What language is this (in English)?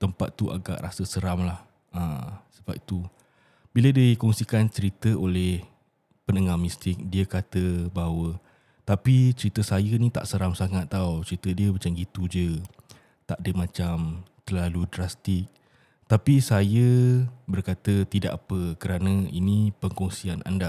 Malay